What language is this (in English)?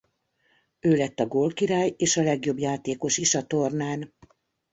Hungarian